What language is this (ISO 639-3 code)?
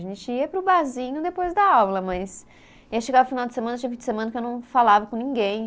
por